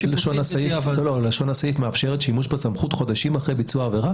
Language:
Hebrew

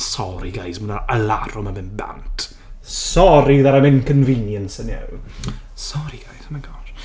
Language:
Welsh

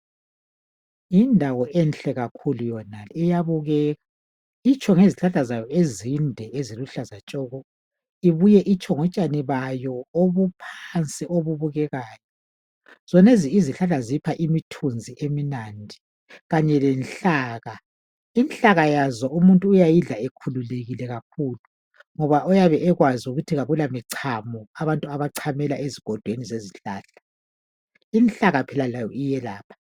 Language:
North Ndebele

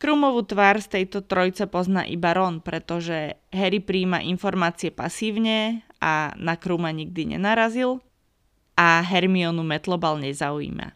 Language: Slovak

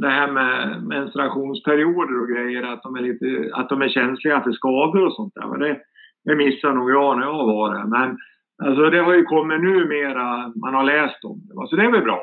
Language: Swedish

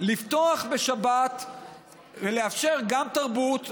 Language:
Hebrew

